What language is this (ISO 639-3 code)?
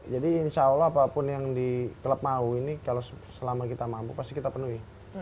ind